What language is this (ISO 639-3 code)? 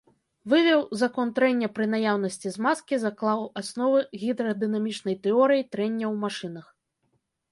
bel